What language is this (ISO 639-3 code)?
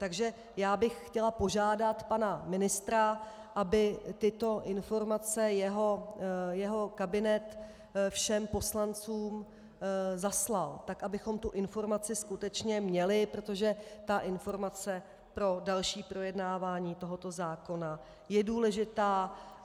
ces